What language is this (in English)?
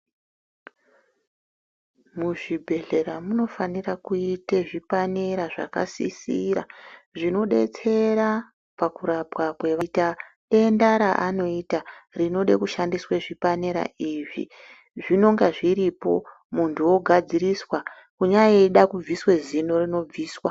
Ndau